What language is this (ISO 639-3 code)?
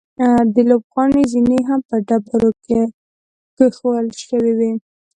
pus